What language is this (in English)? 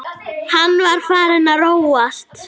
Icelandic